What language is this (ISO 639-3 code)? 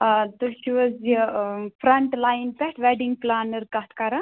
kas